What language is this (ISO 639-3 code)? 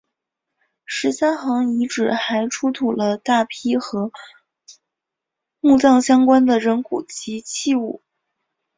zho